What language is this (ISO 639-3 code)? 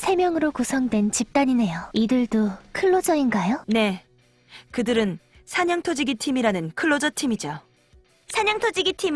kor